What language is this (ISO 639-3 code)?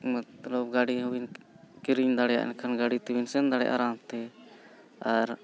sat